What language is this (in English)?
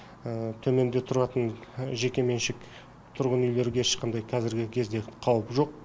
Kazakh